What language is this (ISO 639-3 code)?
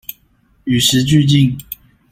zho